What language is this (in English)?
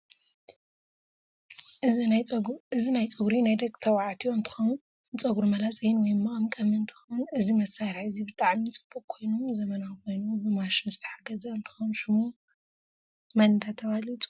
Tigrinya